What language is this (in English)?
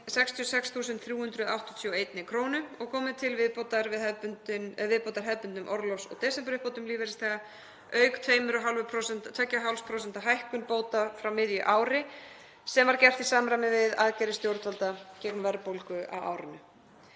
Icelandic